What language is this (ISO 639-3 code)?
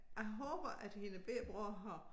dan